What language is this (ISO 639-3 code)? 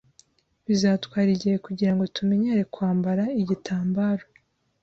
kin